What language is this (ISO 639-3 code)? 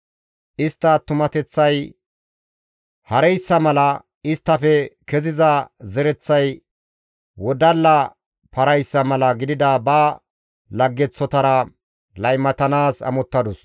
gmv